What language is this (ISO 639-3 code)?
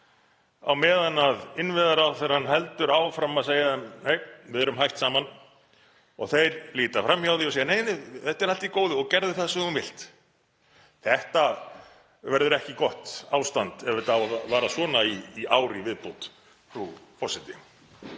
isl